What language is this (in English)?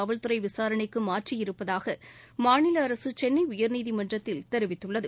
Tamil